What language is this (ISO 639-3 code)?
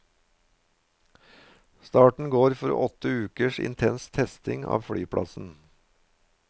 nor